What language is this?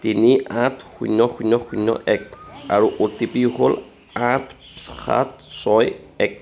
Assamese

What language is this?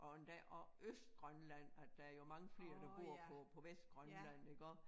Danish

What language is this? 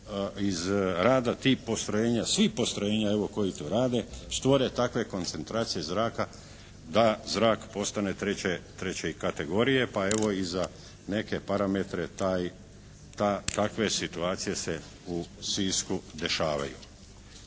Croatian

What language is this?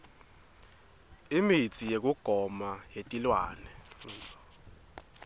Swati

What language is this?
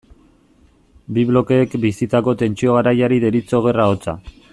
Basque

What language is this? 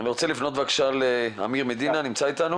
Hebrew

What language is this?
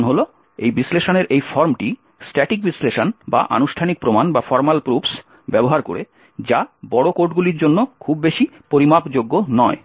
Bangla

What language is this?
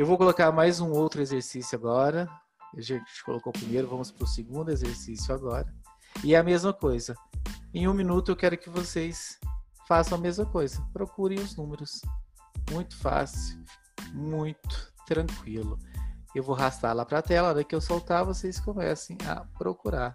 Portuguese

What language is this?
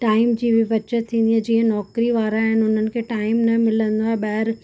Sindhi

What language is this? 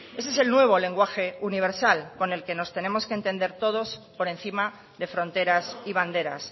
Spanish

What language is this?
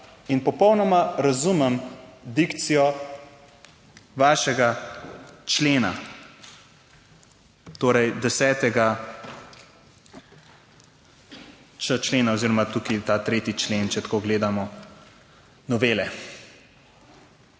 Slovenian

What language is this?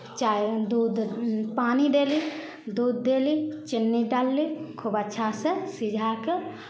Maithili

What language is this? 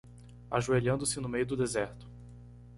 Portuguese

